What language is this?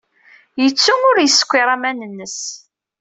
Kabyle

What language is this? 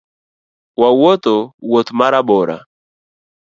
Luo (Kenya and Tanzania)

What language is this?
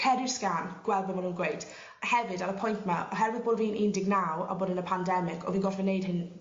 Welsh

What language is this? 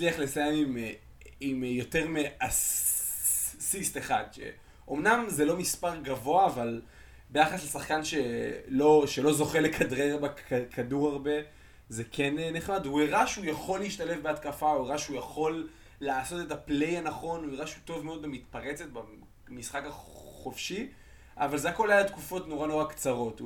Hebrew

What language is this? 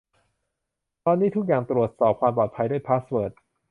Thai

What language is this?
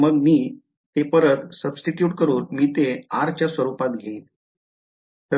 Marathi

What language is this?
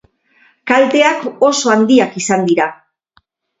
Basque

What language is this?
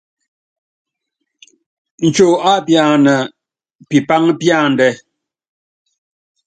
Yangben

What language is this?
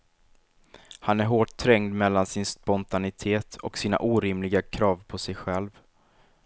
Swedish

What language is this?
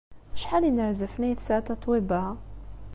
Kabyle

